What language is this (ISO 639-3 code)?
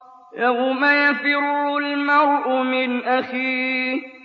ara